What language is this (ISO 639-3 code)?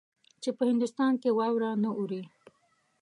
pus